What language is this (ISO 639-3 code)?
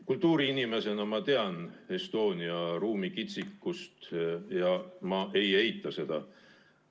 est